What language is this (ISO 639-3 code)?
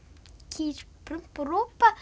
isl